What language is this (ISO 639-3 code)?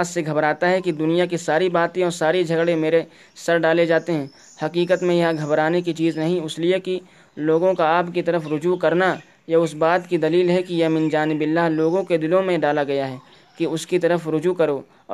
urd